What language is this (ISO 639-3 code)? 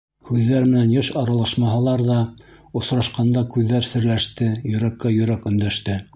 bak